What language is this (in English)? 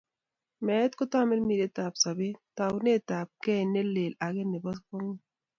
Kalenjin